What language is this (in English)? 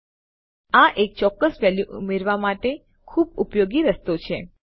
Gujarati